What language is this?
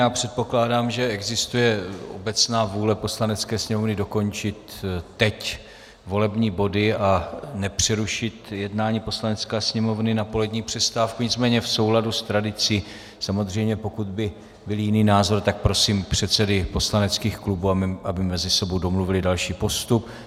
Czech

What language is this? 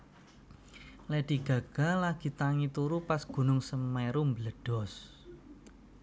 Javanese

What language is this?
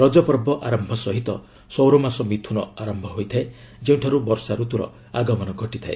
Odia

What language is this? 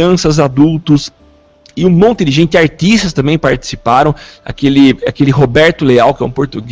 Portuguese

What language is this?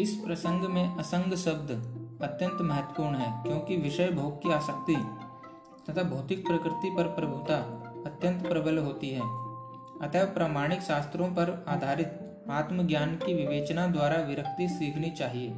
Hindi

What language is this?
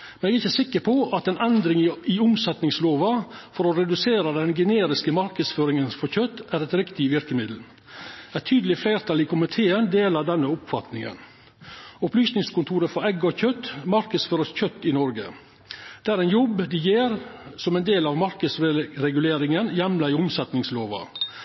Norwegian Nynorsk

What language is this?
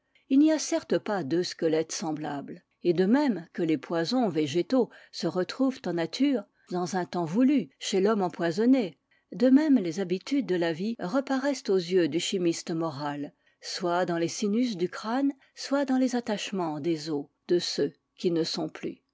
French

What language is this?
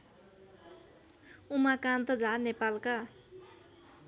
Nepali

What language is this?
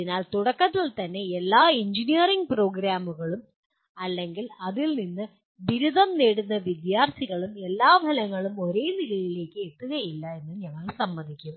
Malayalam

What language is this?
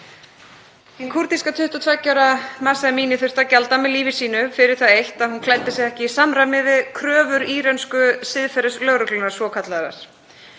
Icelandic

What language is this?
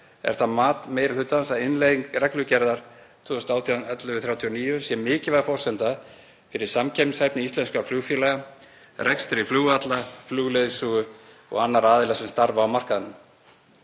Icelandic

